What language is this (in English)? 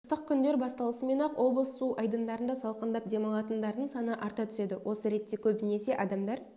Kazakh